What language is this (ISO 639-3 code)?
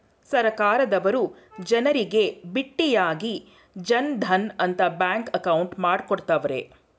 kan